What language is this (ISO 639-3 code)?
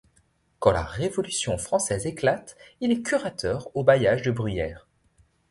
fra